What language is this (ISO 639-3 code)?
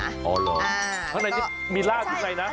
tha